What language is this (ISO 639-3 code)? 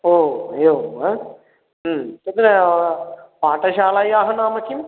san